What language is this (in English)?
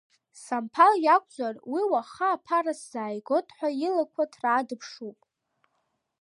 Abkhazian